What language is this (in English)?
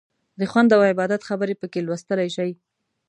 Pashto